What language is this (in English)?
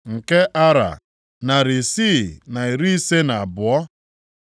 Igbo